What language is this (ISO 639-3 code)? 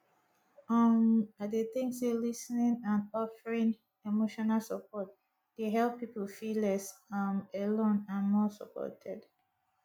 pcm